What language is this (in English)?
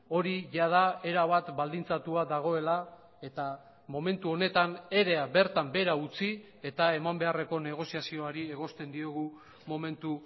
Basque